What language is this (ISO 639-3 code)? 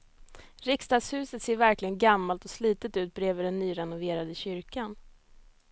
swe